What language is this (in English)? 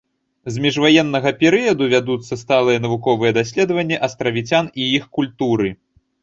Belarusian